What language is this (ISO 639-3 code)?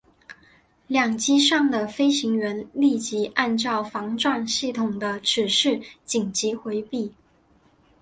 zho